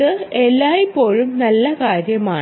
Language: Malayalam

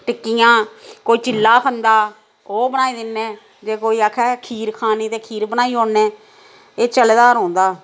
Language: Dogri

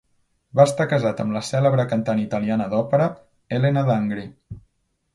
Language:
Catalan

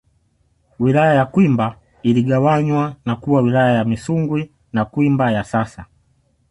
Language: Swahili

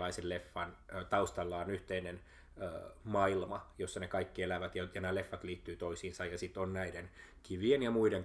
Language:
Finnish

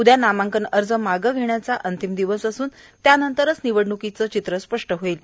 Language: Marathi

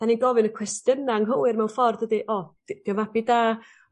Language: Welsh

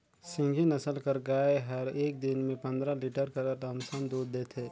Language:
Chhattisgarhi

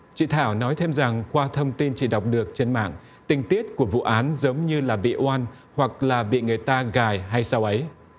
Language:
Vietnamese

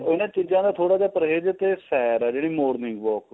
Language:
Punjabi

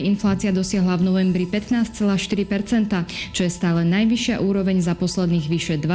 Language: Slovak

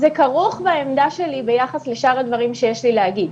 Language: Hebrew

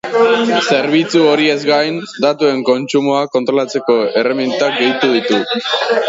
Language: Basque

